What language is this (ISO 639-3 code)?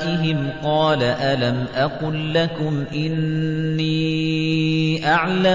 ara